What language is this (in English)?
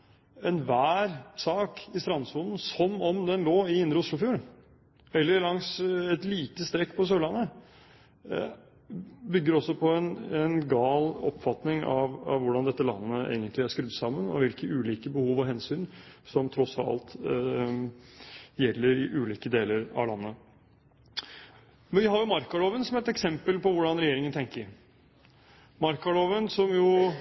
Norwegian Bokmål